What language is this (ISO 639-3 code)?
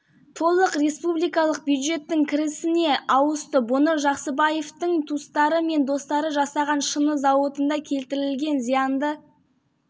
kaz